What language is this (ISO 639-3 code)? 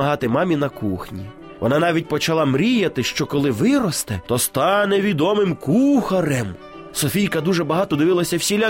ukr